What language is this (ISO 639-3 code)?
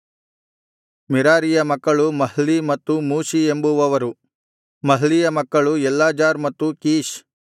kan